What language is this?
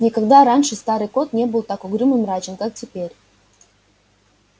Russian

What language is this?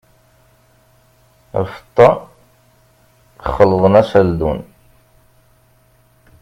Kabyle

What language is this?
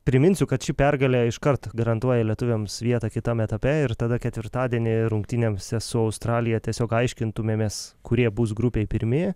Lithuanian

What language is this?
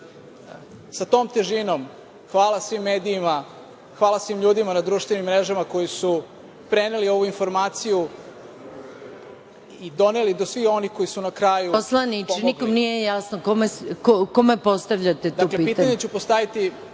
Serbian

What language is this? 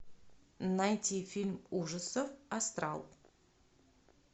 Russian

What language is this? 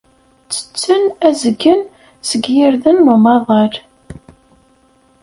Kabyle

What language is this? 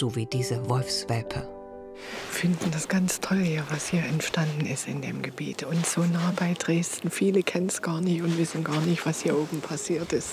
German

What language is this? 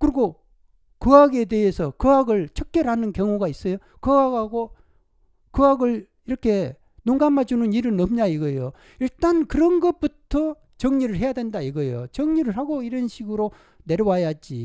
Korean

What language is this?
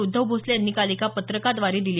Marathi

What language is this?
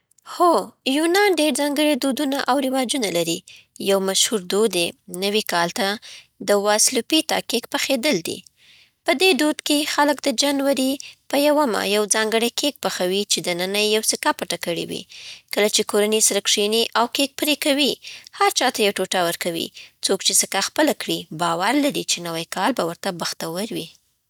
Southern Pashto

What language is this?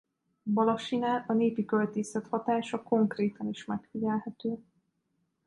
Hungarian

